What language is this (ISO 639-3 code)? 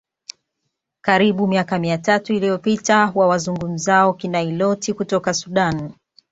swa